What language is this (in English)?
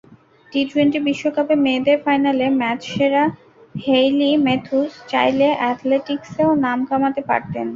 Bangla